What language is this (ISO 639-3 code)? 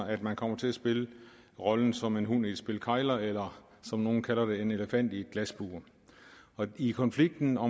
dan